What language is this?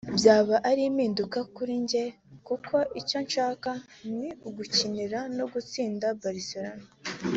Kinyarwanda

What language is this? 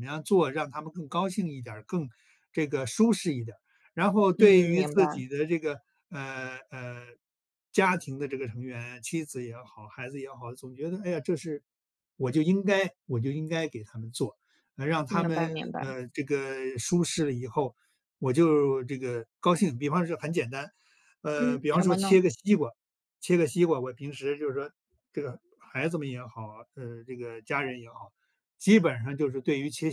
Chinese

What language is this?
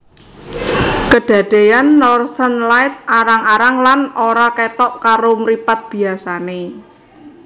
Javanese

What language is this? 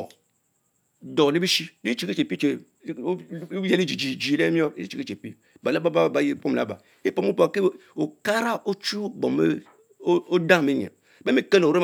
Mbe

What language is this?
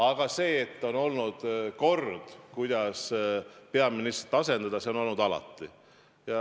Estonian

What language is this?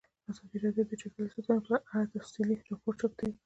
Pashto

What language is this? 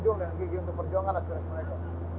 Indonesian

